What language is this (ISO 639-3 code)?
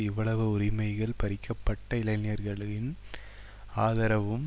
tam